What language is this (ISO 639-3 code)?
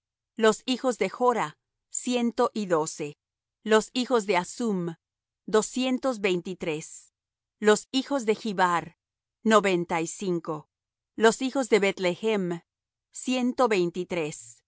spa